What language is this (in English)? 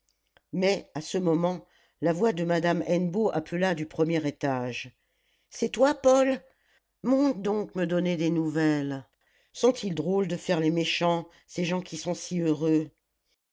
French